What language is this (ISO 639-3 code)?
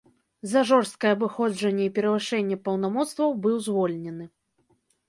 bel